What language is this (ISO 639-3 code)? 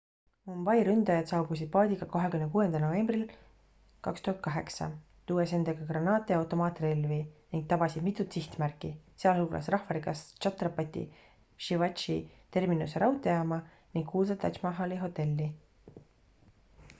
est